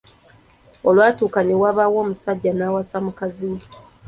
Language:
Ganda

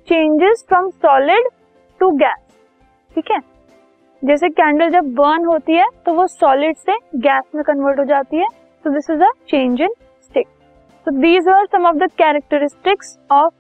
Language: Hindi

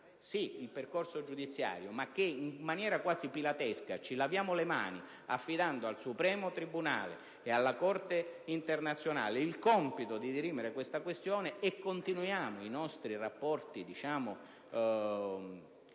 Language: Italian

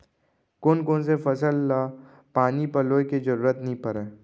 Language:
Chhattisgarhi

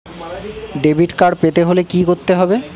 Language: Bangla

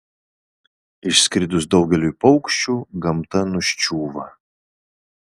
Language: Lithuanian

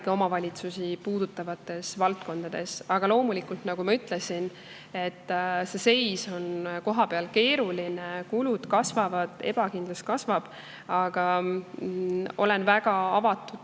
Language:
Estonian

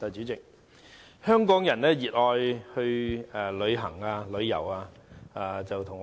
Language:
Cantonese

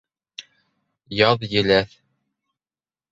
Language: Bashkir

